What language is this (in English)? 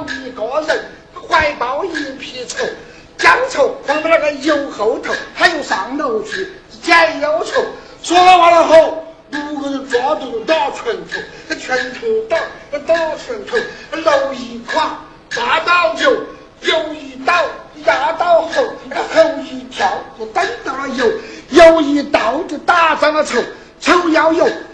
Chinese